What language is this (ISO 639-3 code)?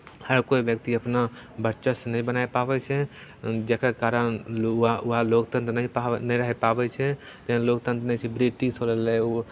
mai